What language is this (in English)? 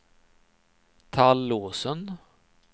Swedish